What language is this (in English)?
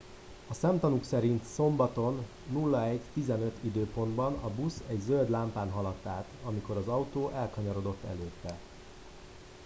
Hungarian